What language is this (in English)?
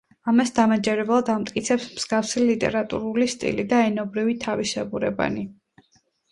Georgian